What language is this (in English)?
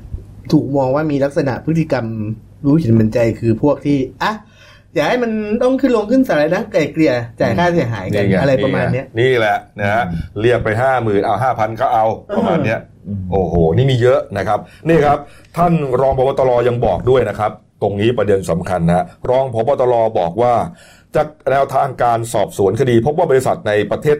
Thai